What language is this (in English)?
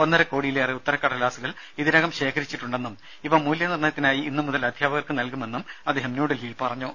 Malayalam